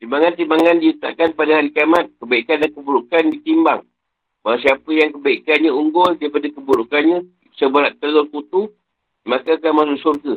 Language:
Malay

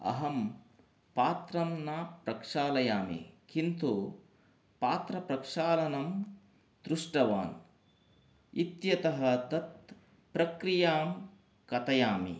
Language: Sanskrit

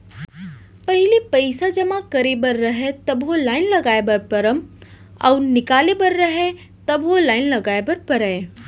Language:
Chhattisgarhi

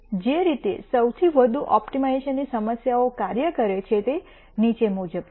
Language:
Gujarati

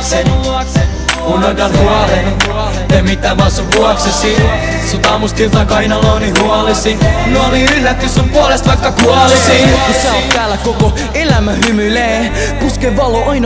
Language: Finnish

